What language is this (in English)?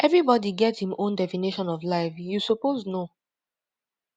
Nigerian Pidgin